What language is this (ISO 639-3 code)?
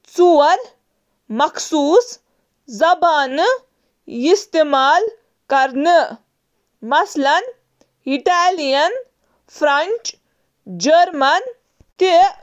kas